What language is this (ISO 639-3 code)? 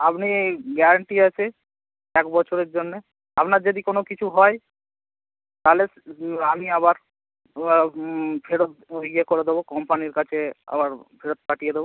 ben